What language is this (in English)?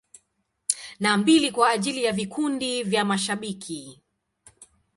Swahili